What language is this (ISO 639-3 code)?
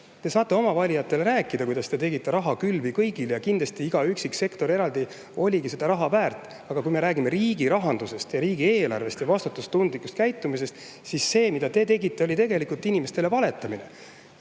est